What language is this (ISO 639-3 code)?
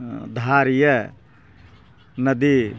mai